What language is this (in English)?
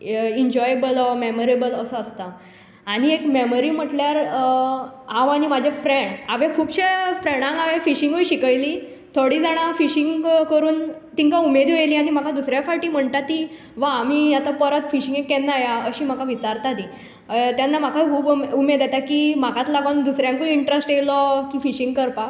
Konkani